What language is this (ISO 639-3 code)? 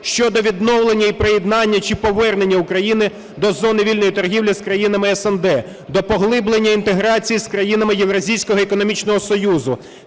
ukr